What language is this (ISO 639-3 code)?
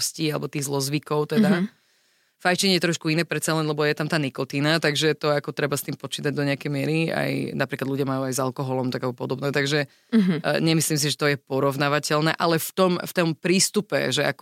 slk